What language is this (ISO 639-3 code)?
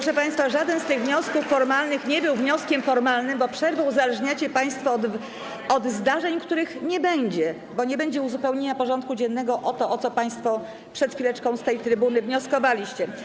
pol